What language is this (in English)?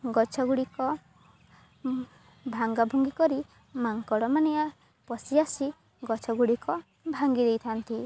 Odia